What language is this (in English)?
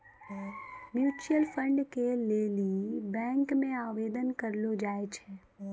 Maithili